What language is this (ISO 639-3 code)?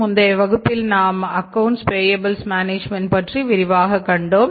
tam